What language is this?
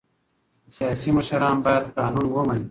Pashto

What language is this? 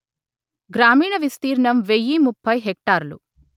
Telugu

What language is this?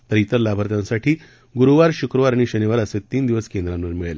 Marathi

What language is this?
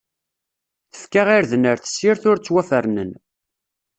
Kabyle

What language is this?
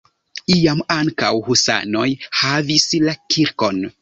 Esperanto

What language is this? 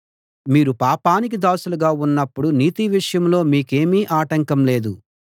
Telugu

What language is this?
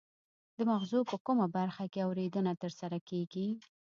Pashto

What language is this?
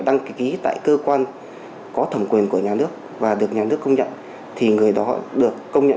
Vietnamese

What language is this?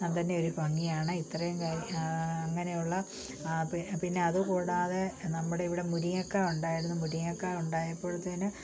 Malayalam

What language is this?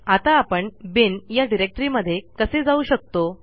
Marathi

